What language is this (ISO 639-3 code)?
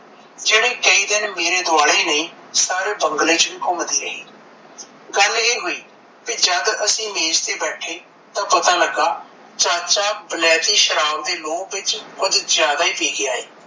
pan